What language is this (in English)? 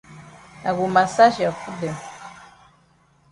Cameroon Pidgin